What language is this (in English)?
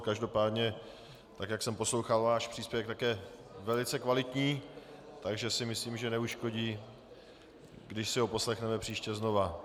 Czech